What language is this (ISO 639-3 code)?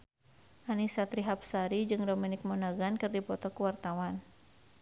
sun